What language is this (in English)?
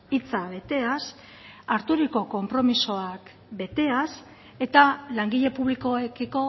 Basque